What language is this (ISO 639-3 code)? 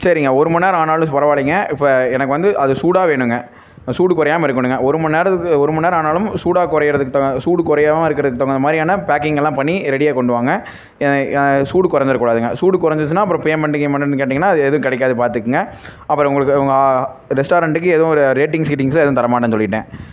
tam